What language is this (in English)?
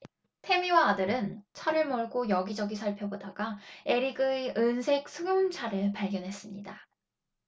Korean